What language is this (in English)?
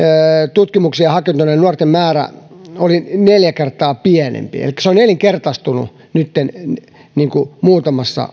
Finnish